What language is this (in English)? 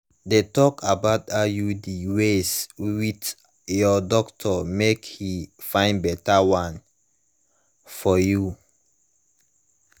Nigerian Pidgin